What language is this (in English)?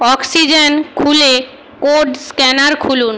Bangla